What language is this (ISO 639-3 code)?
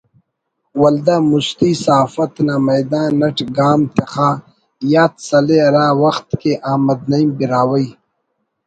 brh